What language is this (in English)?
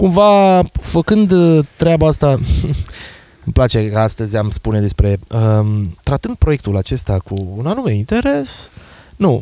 Romanian